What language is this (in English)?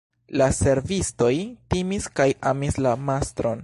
Esperanto